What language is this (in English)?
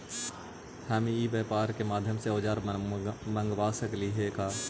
Magahi